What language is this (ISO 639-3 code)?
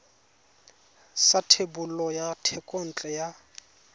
tsn